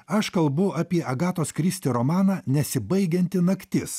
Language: Lithuanian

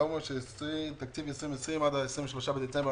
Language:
Hebrew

